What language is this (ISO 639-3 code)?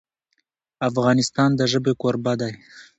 pus